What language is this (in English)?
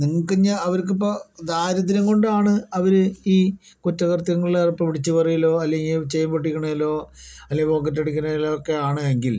Malayalam